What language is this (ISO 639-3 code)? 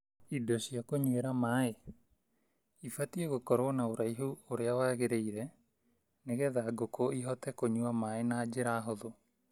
kik